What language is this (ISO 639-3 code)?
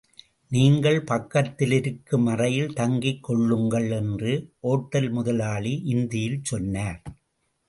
tam